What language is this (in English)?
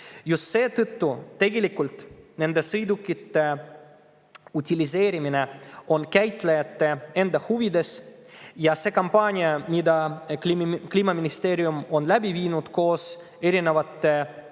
Estonian